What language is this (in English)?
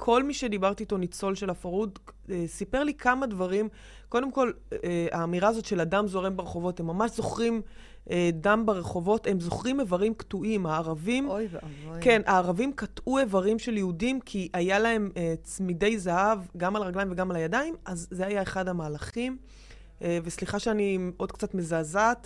Hebrew